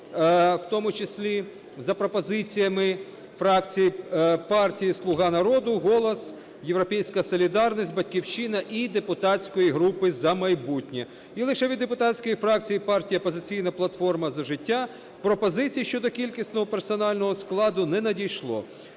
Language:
Ukrainian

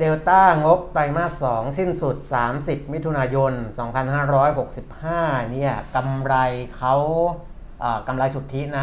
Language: Thai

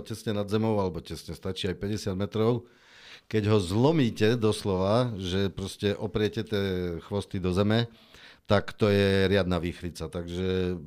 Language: Slovak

